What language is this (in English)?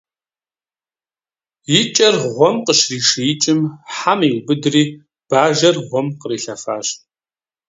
Kabardian